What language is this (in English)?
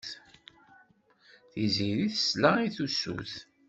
Kabyle